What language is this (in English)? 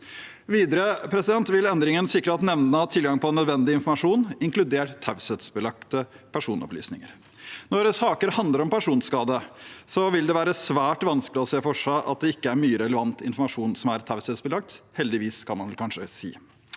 Norwegian